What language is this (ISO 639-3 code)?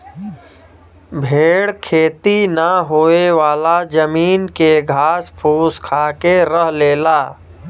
bho